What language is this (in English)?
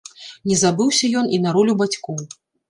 Belarusian